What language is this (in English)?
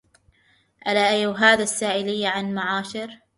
Arabic